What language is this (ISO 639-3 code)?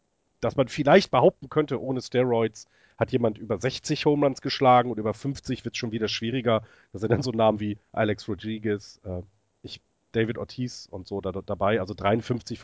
deu